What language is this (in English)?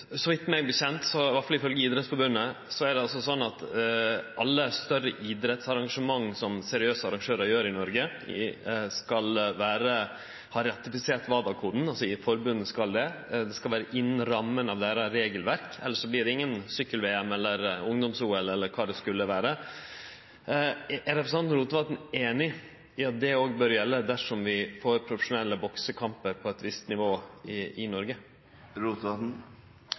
Norwegian Nynorsk